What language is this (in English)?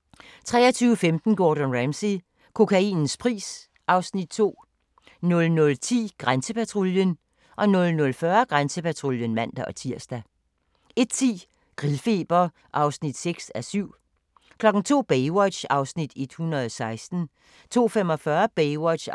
Danish